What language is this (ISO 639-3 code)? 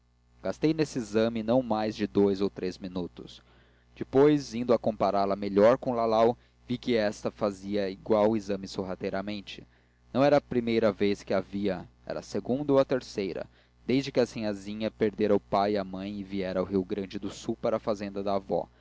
por